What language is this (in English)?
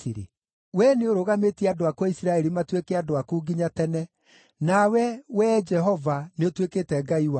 Kikuyu